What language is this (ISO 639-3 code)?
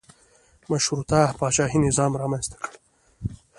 pus